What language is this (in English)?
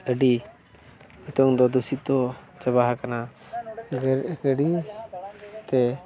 Santali